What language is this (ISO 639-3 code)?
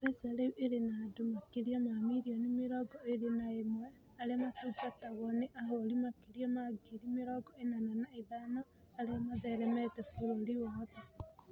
kik